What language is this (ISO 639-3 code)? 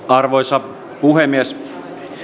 fin